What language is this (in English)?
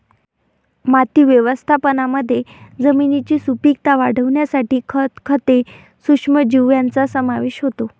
Marathi